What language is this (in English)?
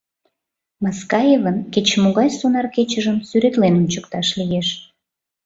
Mari